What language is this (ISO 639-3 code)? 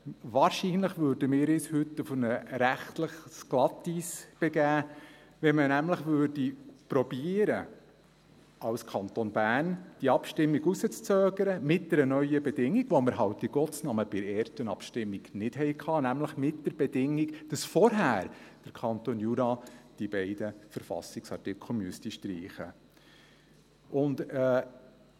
gsw